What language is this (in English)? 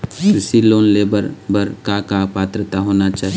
Chhattisgarhi